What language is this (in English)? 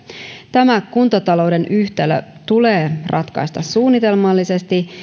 Finnish